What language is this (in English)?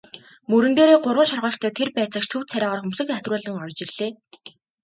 Mongolian